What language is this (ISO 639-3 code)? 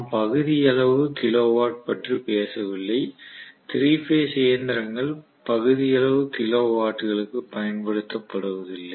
tam